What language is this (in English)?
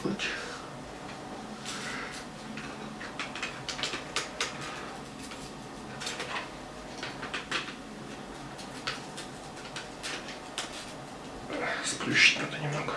Russian